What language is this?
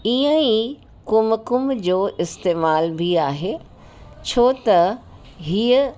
Sindhi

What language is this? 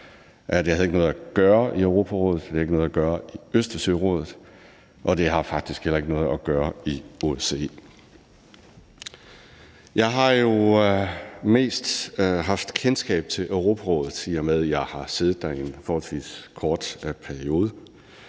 Danish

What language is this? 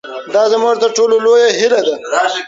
Pashto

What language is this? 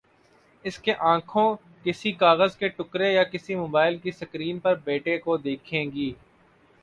Urdu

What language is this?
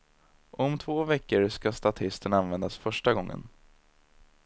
Swedish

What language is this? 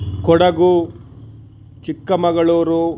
Sanskrit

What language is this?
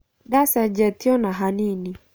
Kikuyu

